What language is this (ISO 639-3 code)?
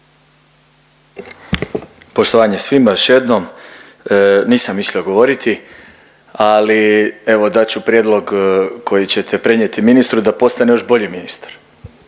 hrv